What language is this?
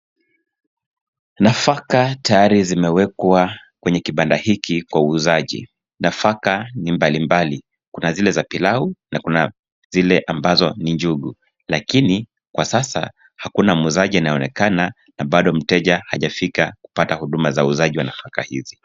Swahili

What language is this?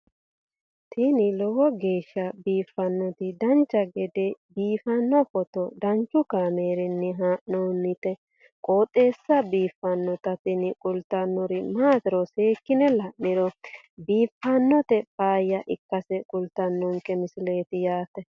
Sidamo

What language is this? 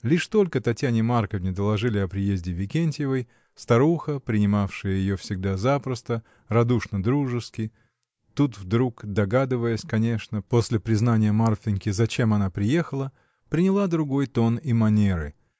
Russian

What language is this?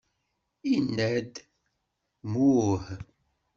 Kabyle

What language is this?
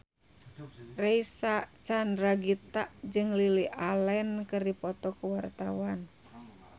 Sundanese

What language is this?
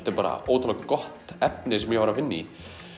Icelandic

